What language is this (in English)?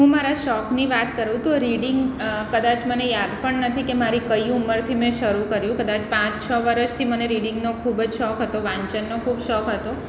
Gujarati